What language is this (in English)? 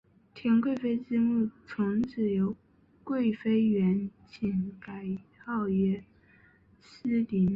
Chinese